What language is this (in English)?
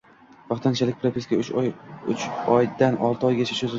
Uzbek